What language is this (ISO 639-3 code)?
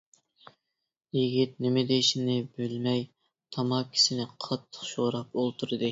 uig